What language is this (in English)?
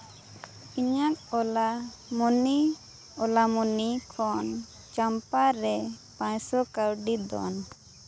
Santali